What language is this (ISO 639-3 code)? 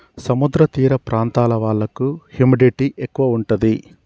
tel